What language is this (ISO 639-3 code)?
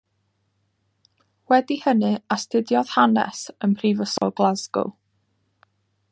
cym